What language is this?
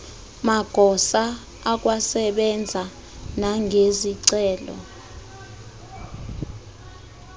Xhosa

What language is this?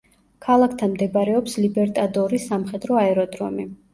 Georgian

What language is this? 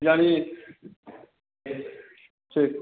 Maithili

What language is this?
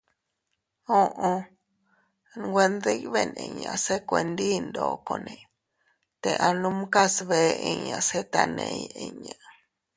Teutila Cuicatec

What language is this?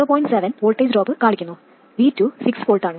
Malayalam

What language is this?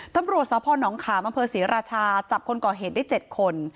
Thai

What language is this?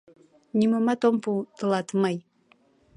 Mari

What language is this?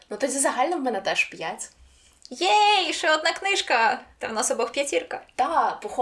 Ukrainian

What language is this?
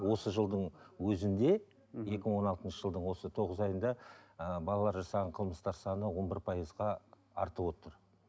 Kazakh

